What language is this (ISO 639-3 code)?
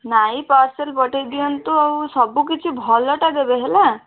ori